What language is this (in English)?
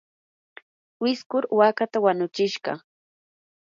Yanahuanca Pasco Quechua